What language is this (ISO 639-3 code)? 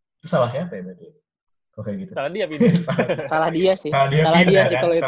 ind